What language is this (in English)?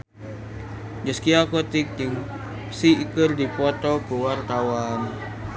Sundanese